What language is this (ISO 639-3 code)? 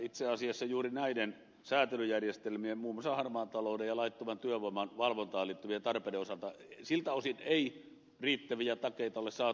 fin